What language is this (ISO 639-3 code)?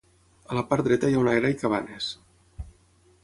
cat